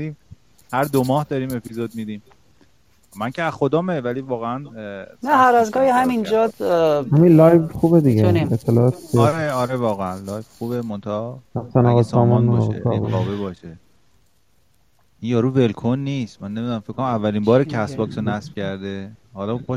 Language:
Persian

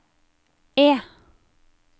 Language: Norwegian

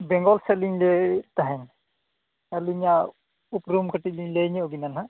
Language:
Santali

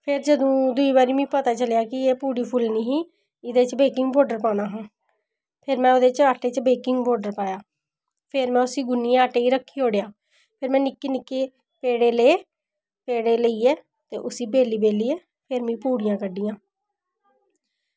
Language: Dogri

